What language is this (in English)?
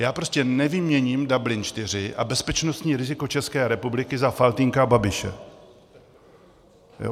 Czech